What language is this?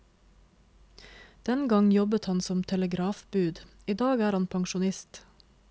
Norwegian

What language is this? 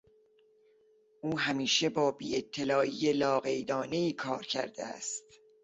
Persian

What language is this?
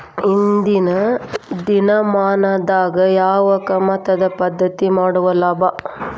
Kannada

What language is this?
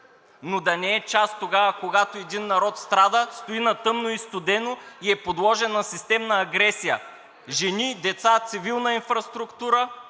Bulgarian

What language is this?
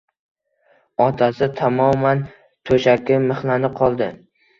Uzbek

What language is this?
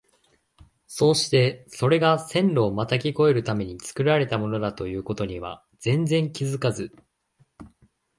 Japanese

